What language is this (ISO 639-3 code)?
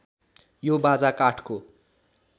nep